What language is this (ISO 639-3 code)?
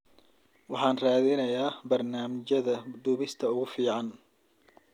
som